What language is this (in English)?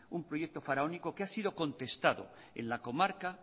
Spanish